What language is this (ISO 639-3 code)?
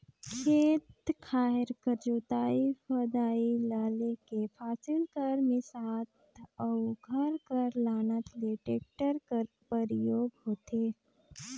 hne